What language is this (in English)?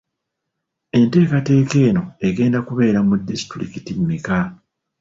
Ganda